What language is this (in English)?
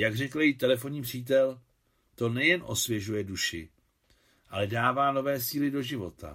Czech